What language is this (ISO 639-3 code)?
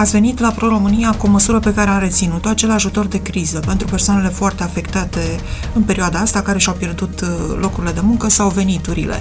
ron